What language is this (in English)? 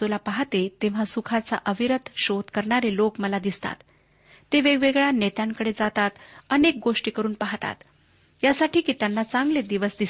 Marathi